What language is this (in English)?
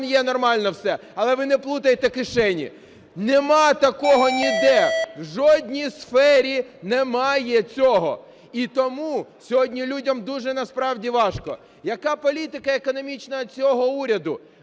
Ukrainian